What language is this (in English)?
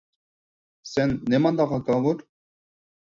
Uyghur